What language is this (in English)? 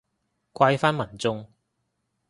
Cantonese